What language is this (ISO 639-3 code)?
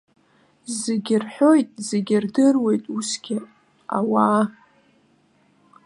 abk